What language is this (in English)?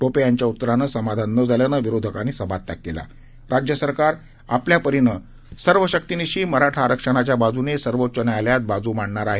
Marathi